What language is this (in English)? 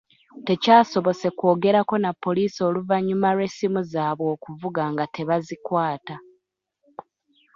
Ganda